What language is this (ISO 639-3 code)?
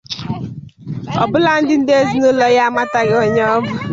ibo